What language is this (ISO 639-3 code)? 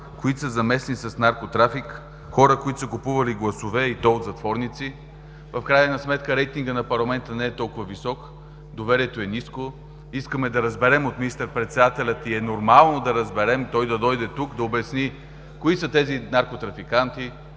bul